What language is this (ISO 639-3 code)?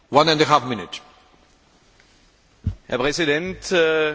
deu